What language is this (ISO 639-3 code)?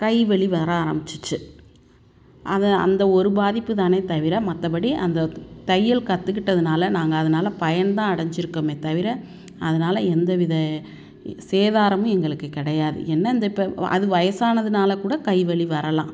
tam